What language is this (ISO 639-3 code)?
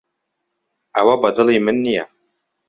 ckb